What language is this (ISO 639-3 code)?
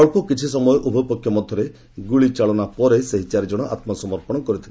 ori